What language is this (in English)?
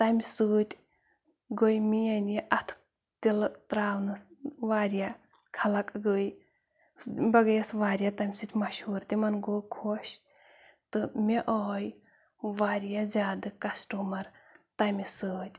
Kashmiri